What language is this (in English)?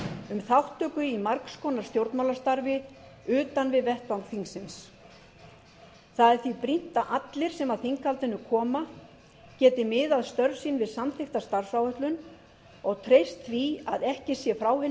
Icelandic